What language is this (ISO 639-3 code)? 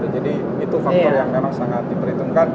ind